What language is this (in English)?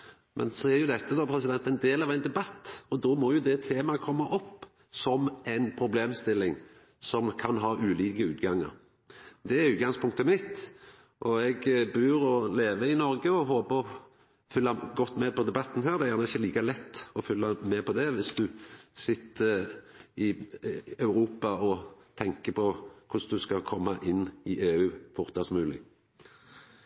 Norwegian Nynorsk